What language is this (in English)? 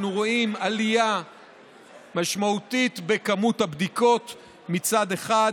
Hebrew